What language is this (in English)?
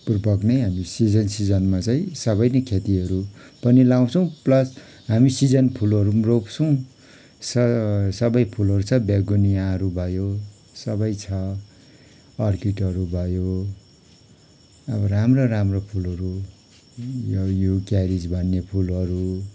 Nepali